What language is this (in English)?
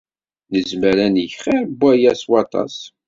Kabyle